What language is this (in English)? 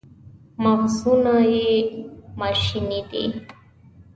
Pashto